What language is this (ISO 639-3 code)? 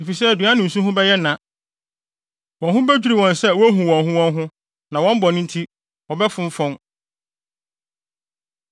aka